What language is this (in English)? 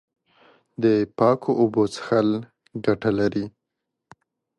Pashto